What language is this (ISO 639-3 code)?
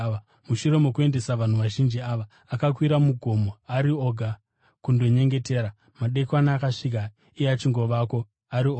sna